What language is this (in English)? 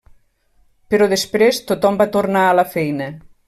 Catalan